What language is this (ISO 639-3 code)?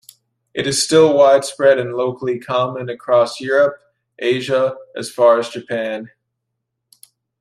eng